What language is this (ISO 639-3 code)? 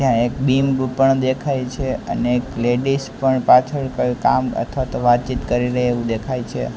guj